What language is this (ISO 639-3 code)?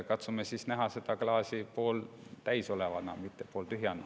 est